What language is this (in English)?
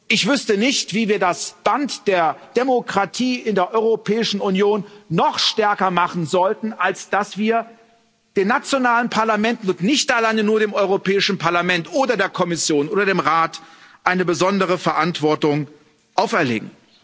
German